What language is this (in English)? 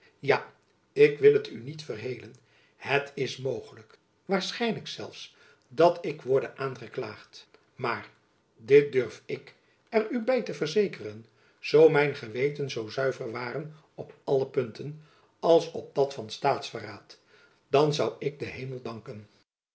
Dutch